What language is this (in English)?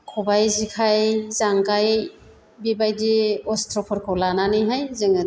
Bodo